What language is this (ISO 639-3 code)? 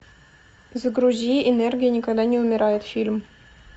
rus